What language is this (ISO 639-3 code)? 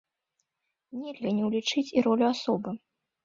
bel